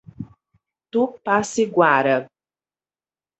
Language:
Portuguese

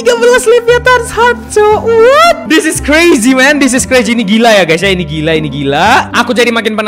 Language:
Indonesian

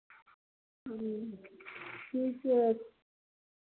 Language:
Maithili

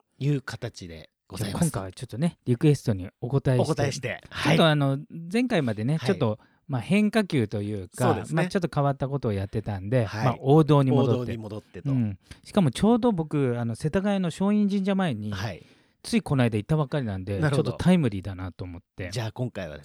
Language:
Japanese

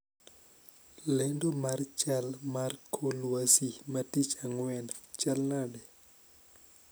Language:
Luo (Kenya and Tanzania)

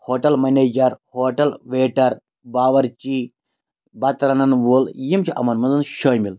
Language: Kashmiri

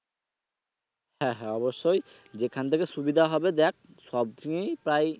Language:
Bangla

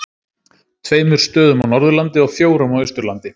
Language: Icelandic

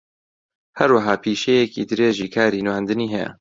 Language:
Central Kurdish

